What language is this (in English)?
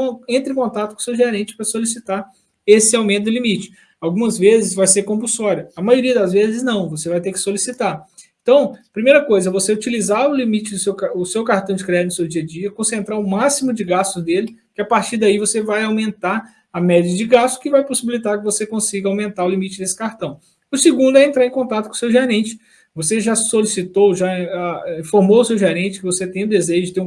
Portuguese